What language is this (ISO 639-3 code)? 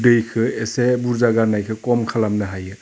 brx